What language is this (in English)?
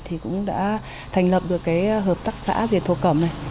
Vietnamese